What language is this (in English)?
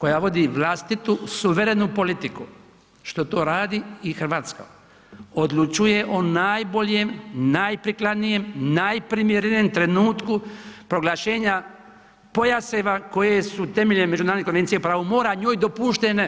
Croatian